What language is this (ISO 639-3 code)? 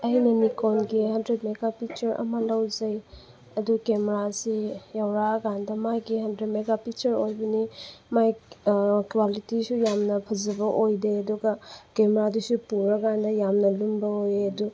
mni